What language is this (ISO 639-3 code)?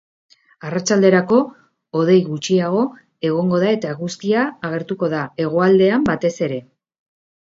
eus